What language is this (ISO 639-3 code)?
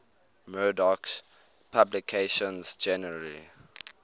eng